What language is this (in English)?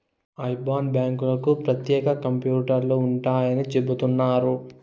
Telugu